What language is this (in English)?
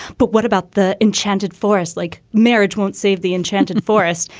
English